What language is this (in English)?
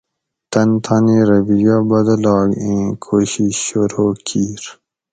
Gawri